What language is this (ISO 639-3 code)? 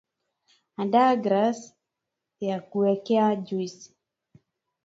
swa